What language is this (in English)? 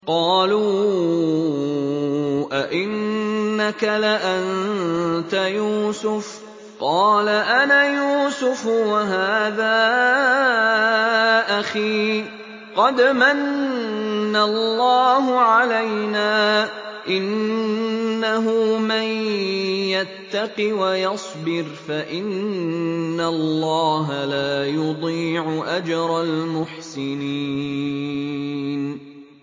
Arabic